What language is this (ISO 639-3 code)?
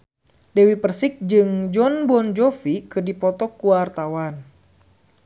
sun